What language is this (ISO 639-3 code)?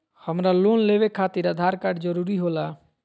mag